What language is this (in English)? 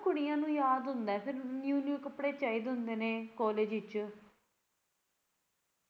Punjabi